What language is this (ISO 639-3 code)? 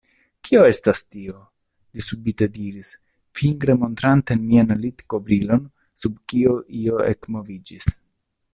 epo